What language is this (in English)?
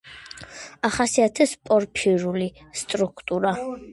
Georgian